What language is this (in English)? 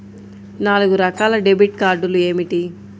Telugu